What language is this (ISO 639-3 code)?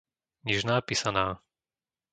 slk